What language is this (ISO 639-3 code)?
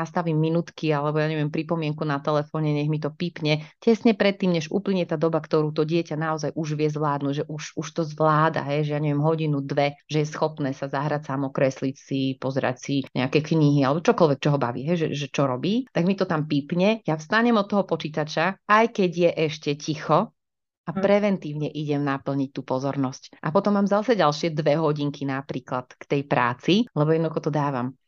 slk